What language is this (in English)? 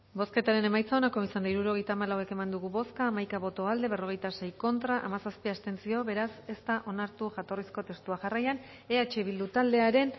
Basque